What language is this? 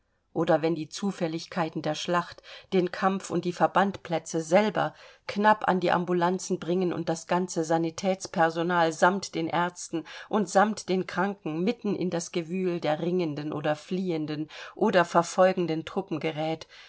German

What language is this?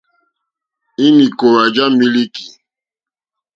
Mokpwe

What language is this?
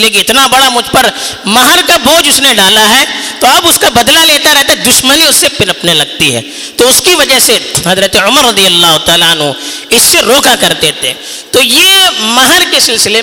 Urdu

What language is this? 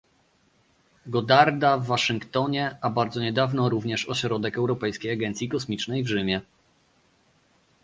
Polish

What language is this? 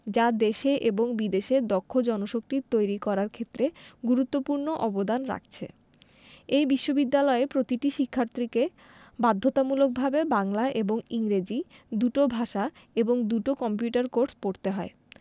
Bangla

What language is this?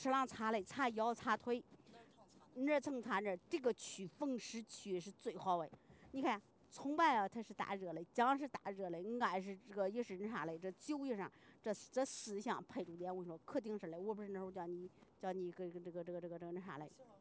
Chinese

